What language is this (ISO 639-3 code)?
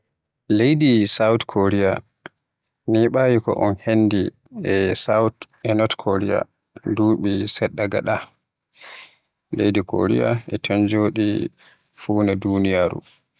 fuh